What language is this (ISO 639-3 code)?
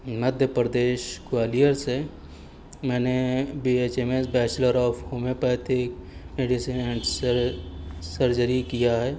urd